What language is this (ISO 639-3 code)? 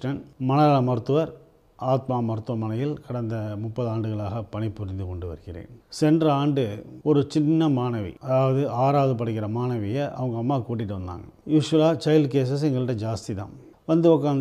tam